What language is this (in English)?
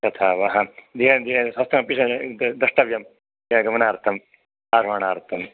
Sanskrit